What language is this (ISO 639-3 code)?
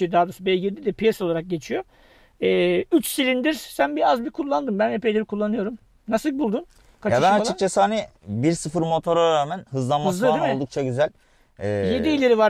tur